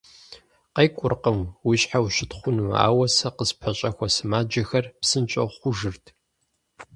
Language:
Kabardian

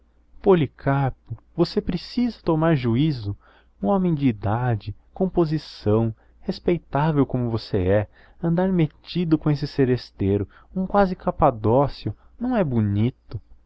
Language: Portuguese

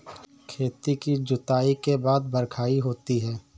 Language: Hindi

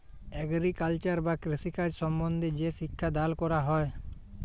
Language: Bangla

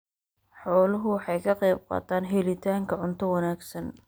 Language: Somali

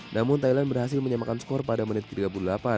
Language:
Indonesian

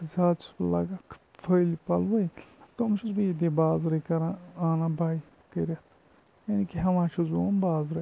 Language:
Kashmiri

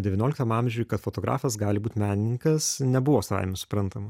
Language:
Lithuanian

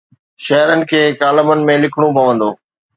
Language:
Sindhi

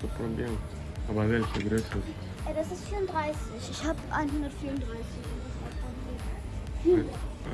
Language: German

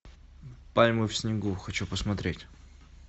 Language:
Russian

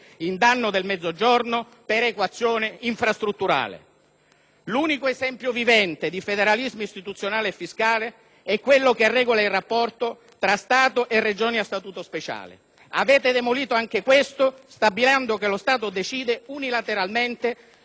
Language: Italian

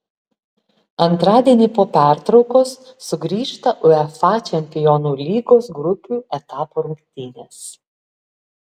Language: Lithuanian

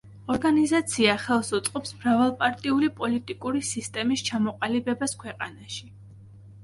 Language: Georgian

